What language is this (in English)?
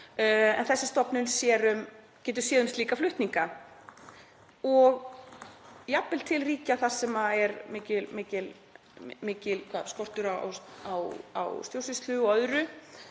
Icelandic